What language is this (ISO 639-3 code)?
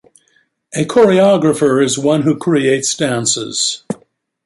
eng